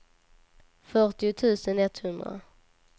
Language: Swedish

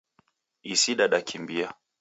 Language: Taita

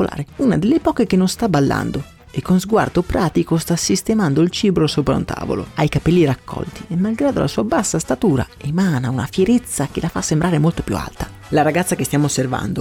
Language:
Italian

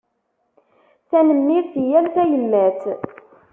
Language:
Kabyle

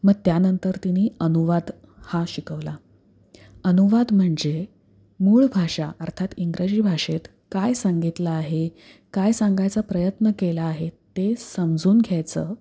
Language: Marathi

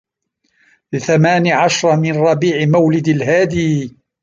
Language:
Arabic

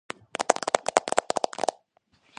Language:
Georgian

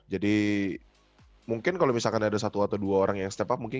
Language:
Indonesian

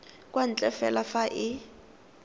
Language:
Tswana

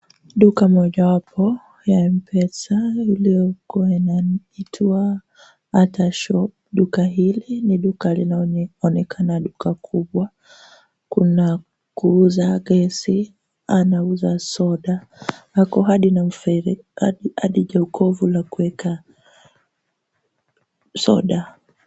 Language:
Swahili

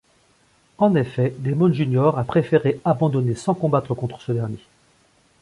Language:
French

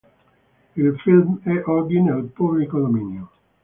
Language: Italian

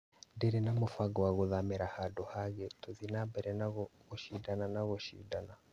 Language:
Kikuyu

